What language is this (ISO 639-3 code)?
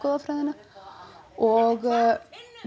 isl